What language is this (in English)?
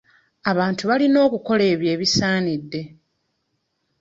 Ganda